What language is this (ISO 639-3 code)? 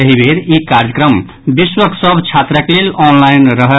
mai